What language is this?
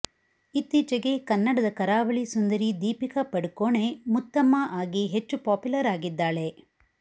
Kannada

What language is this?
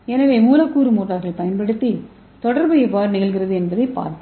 Tamil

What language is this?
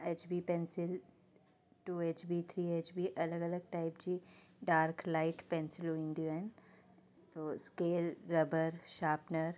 Sindhi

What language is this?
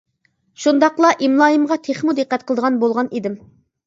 Uyghur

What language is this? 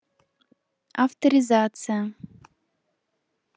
Russian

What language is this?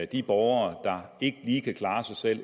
Danish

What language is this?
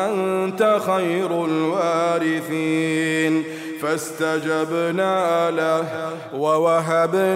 Arabic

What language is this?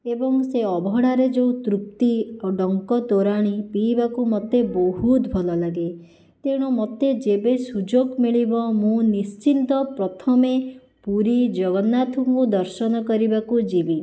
Odia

